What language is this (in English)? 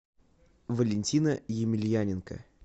Russian